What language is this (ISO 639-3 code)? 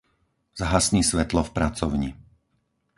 slk